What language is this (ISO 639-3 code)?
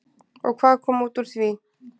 isl